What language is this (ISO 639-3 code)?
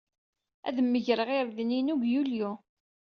kab